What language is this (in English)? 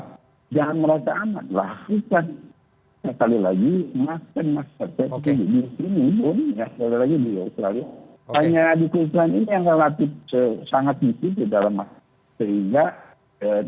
Indonesian